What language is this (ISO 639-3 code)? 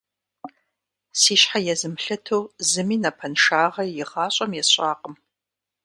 kbd